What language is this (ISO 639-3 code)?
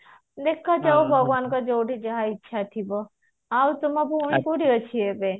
ori